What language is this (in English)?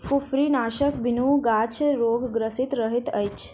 Maithili